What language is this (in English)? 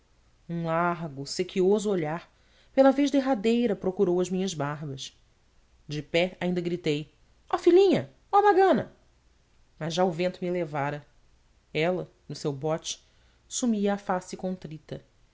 Portuguese